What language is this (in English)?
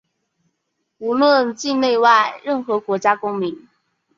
Chinese